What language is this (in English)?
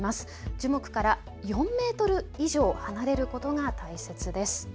Japanese